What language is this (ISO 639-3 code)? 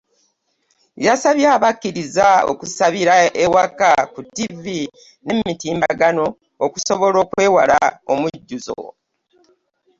lug